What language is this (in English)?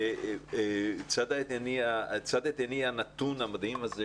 Hebrew